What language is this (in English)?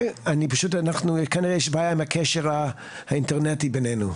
Hebrew